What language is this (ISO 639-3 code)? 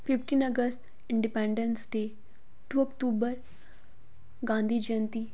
doi